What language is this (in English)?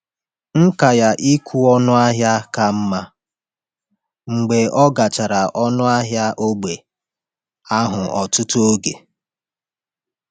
Igbo